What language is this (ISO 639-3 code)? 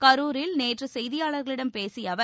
tam